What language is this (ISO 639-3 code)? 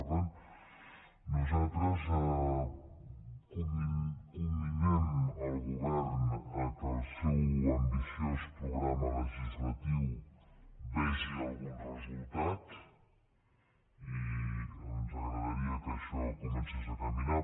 cat